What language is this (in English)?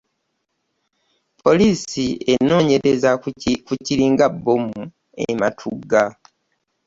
Ganda